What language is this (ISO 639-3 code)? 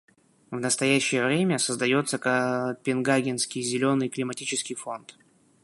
rus